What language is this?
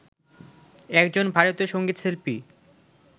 Bangla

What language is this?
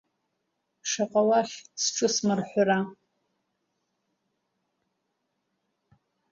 Abkhazian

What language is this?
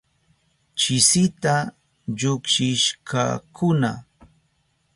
Southern Pastaza Quechua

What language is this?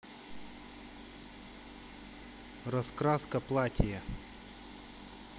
Russian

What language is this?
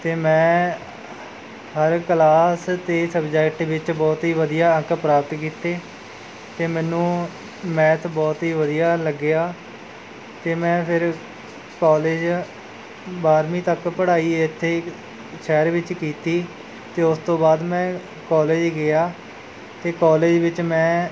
Punjabi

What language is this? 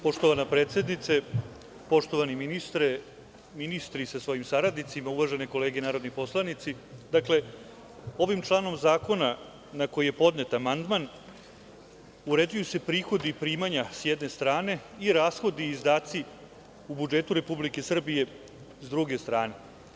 Serbian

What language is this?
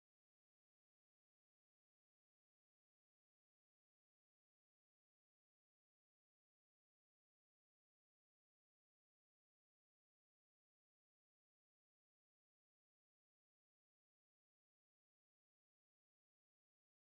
Kalenjin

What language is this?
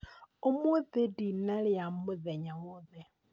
Kikuyu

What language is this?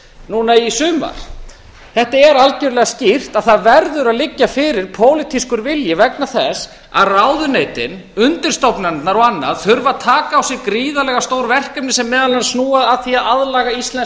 Icelandic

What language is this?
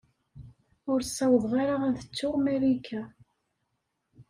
Kabyle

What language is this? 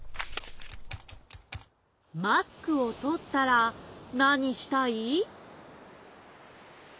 Japanese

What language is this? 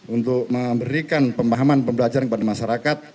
Indonesian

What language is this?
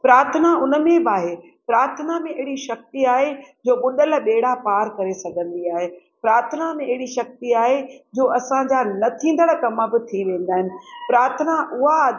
Sindhi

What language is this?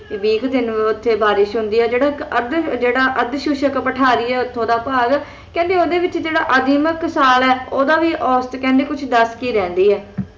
Punjabi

